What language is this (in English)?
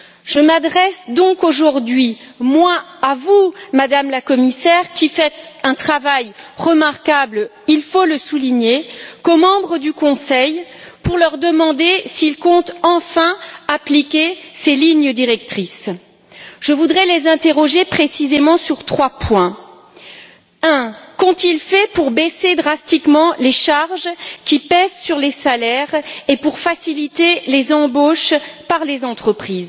French